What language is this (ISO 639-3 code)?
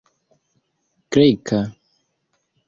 epo